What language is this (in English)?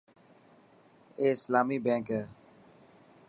Dhatki